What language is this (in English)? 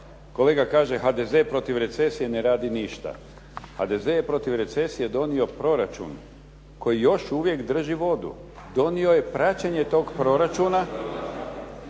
Croatian